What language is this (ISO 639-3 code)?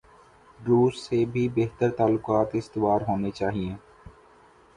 urd